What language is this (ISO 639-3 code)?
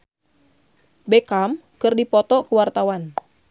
sun